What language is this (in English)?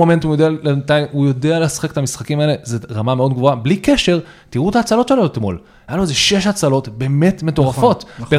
Hebrew